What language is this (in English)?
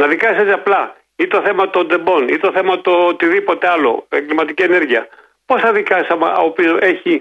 Greek